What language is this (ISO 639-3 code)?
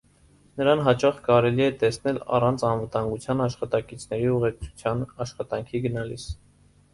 hye